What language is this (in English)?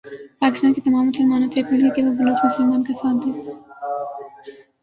Urdu